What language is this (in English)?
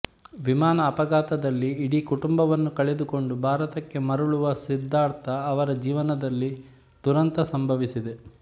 Kannada